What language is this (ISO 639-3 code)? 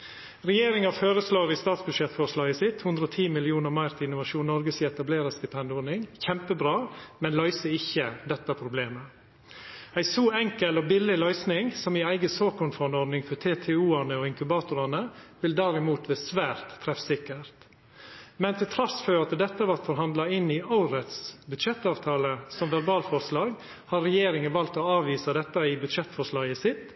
nno